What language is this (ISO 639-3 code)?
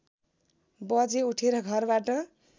nep